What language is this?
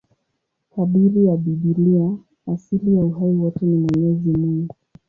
Swahili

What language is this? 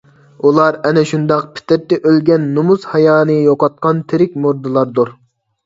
Uyghur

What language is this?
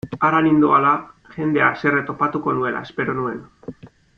Basque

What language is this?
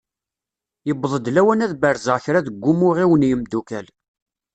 Kabyle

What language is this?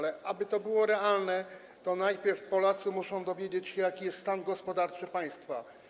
Polish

